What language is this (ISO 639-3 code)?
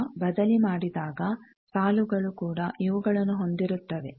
kan